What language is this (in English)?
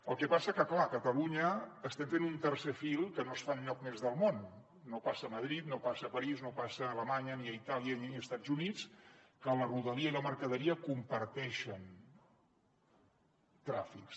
Catalan